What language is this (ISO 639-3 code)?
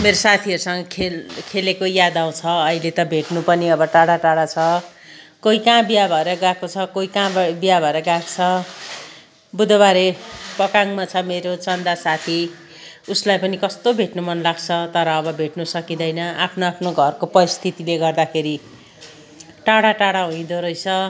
nep